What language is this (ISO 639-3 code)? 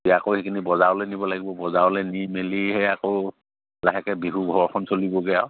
asm